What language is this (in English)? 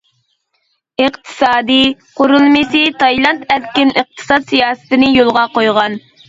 Uyghur